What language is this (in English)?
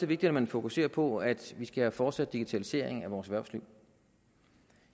Danish